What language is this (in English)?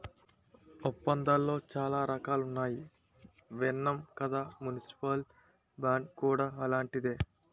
Telugu